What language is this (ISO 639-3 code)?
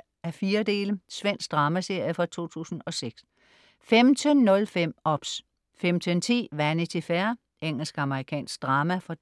dan